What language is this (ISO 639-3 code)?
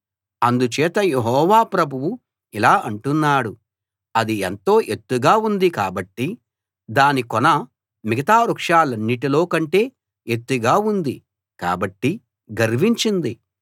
tel